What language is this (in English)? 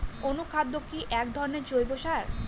Bangla